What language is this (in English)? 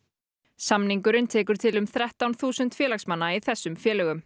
Icelandic